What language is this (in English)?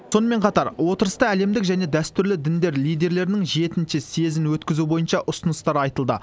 Kazakh